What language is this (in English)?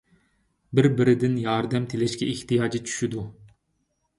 Uyghur